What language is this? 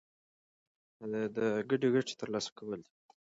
Pashto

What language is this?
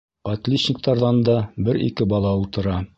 Bashkir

